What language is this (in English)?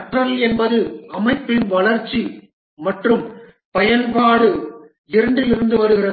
Tamil